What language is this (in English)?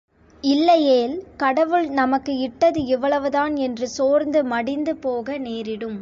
Tamil